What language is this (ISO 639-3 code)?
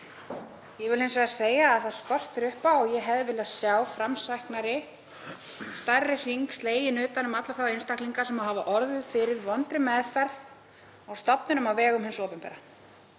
isl